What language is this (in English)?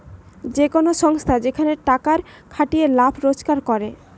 Bangla